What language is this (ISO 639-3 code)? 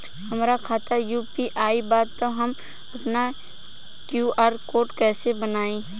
bho